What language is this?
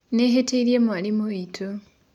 Kikuyu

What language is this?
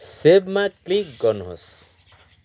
Nepali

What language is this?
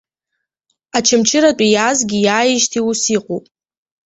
Abkhazian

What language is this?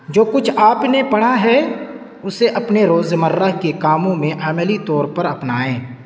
Urdu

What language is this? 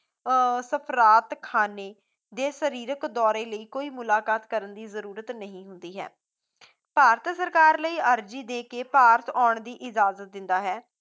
Punjabi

